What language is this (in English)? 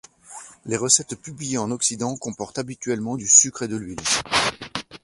French